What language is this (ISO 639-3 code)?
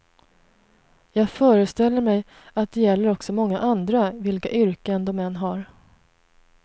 swe